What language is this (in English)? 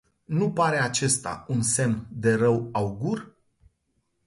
Romanian